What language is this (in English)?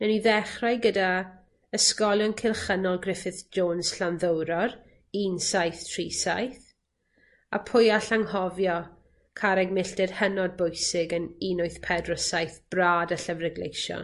Welsh